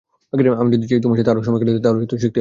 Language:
Bangla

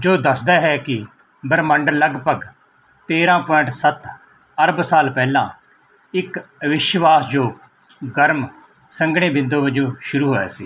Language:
Punjabi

